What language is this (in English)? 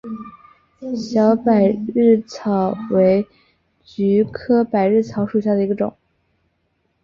Chinese